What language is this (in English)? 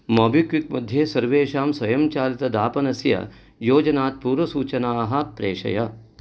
Sanskrit